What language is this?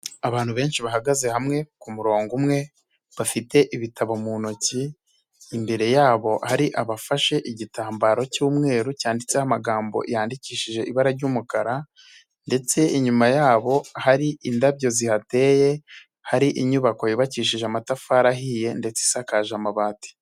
Kinyarwanda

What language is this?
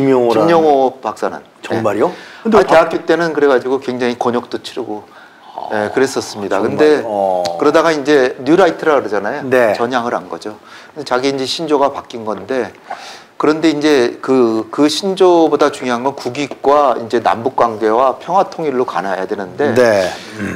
Korean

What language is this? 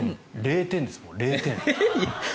Japanese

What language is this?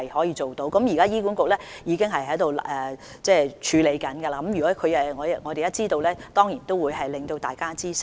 Cantonese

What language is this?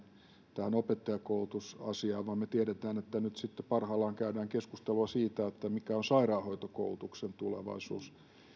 Finnish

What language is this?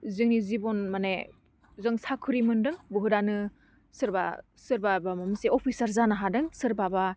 Bodo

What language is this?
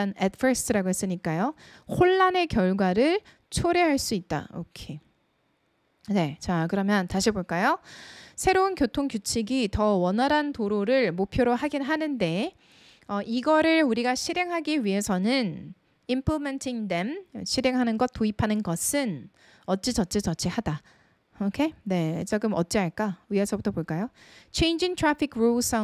Korean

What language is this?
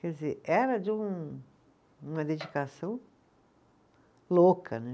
Portuguese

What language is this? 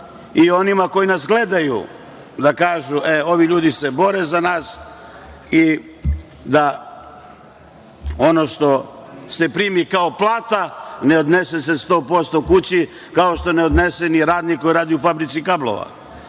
Serbian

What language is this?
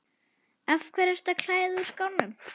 Icelandic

